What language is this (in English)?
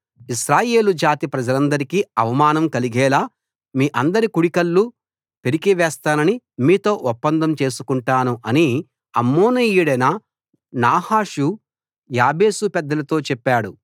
Telugu